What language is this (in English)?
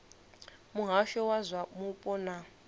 Venda